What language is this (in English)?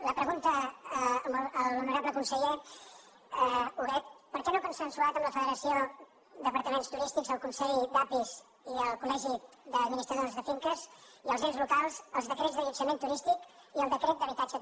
Catalan